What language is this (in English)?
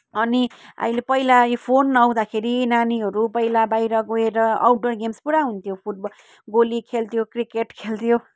Nepali